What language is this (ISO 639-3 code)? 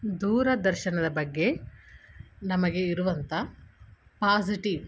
kan